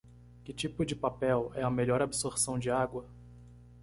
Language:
Portuguese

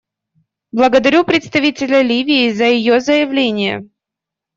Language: Russian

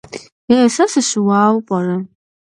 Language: Kabardian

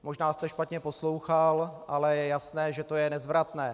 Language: Czech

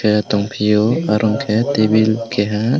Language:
Kok Borok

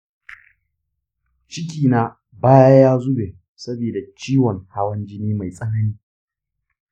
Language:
Hausa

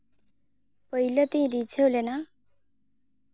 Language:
Santali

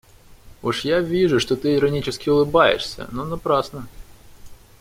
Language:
Russian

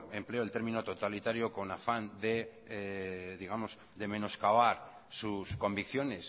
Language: Spanish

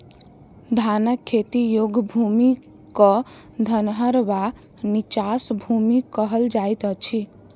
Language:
Maithili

